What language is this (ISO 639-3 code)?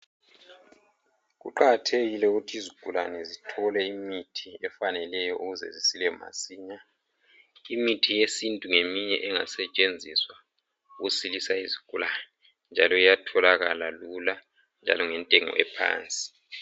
nde